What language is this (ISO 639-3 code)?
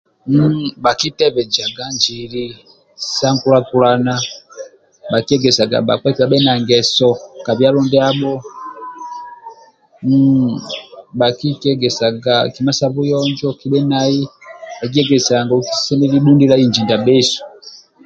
rwm